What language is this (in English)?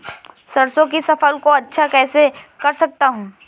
Hindi